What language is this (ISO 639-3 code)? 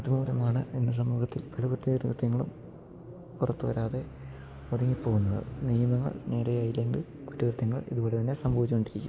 mal